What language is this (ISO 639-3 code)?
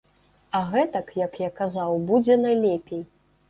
bel